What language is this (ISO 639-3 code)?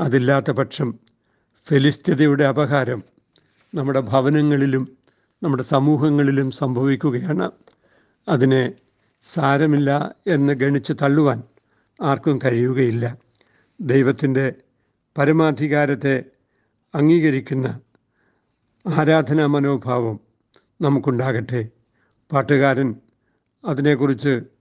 mal